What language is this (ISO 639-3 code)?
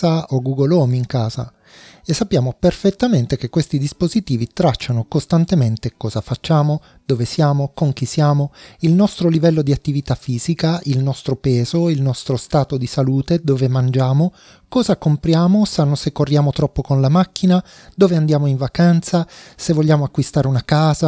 ita